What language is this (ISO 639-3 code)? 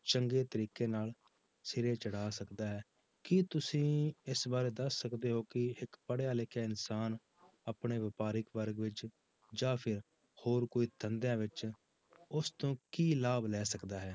pan